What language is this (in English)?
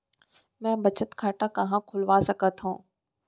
Chhattisgarhi